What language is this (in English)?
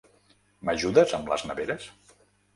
Catalan